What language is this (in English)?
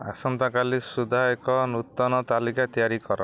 Odia